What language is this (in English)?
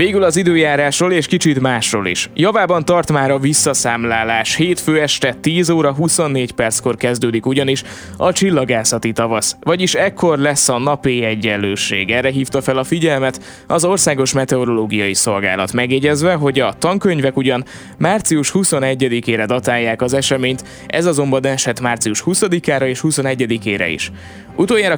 Hungarian